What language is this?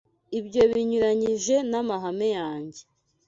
Kinyarwanda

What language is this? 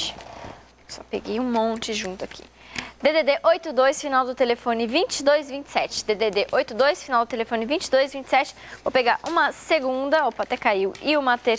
Portuguese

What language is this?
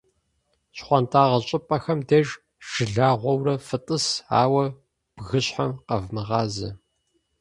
Kabardian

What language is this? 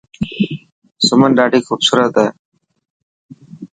Dhatki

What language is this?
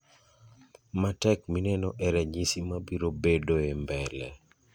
Luo (Kenya and Tanzania)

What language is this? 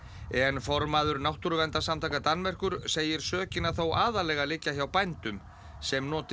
Icelandic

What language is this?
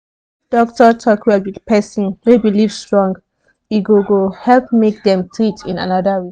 Nigerian Pidgin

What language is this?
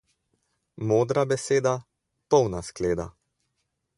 Slovenian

